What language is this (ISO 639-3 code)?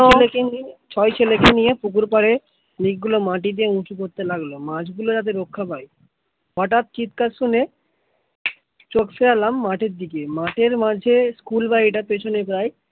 ben